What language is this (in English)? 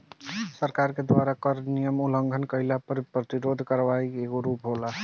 Bhojpuri